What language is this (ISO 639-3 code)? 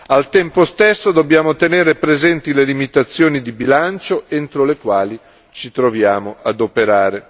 ita